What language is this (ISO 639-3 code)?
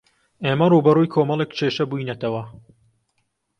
ckb